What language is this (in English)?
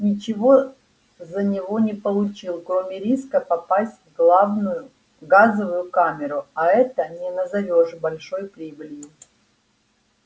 Russian